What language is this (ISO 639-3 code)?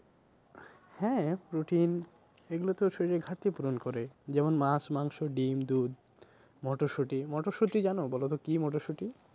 ben